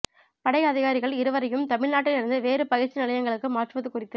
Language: Tamil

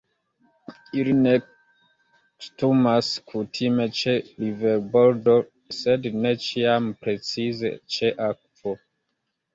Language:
Esperanto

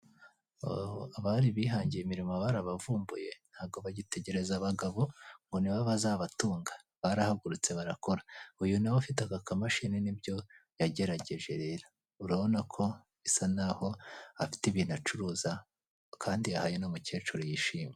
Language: Kinyarwanda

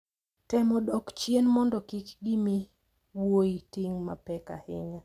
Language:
Luo (Kenya and Tanzania)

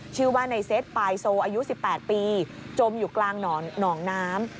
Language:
Thai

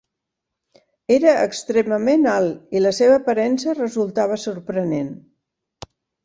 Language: Catalan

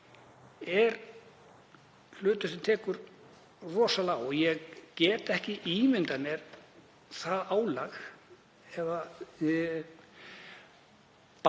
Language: Icelandic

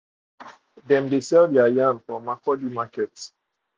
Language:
Nigerian Pidgin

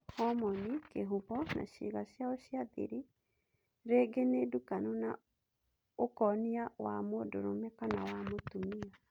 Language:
Kikuyu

